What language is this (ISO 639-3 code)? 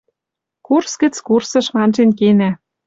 mrj